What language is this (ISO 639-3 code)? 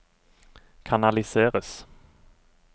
nor